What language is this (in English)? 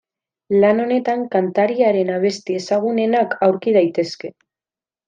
Basque